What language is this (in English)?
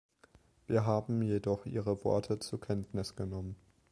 German